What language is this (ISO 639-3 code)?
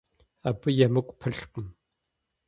kbd